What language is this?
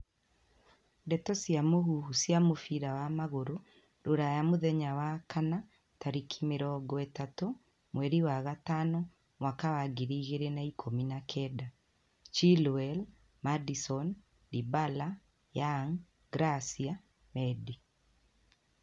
Kikuyu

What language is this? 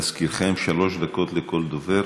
Hebrew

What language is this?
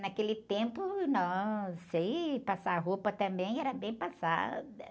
Portuguese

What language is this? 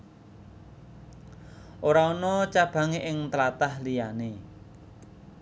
Javanese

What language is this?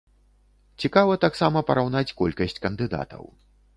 Belarusian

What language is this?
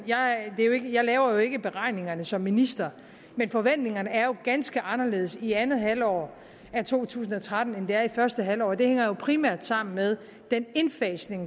Danish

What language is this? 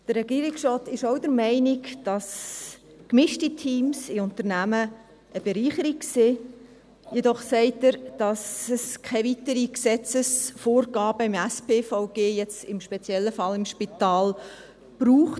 Swiss German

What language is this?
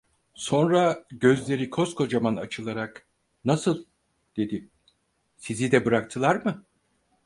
Turkish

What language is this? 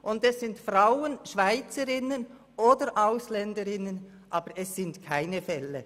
Swiss German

